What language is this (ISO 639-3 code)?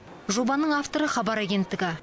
kaz